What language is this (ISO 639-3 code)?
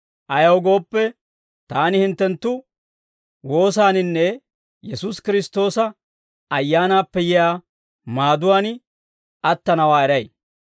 dwr